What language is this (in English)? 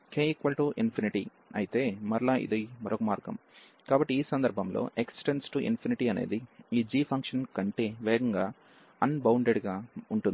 Telugu